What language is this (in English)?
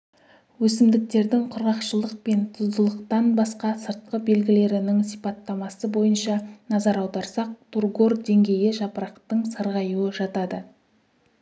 Kazakh